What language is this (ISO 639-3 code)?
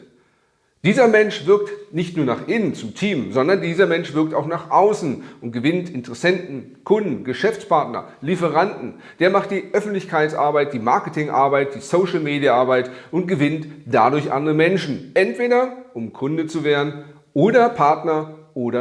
deu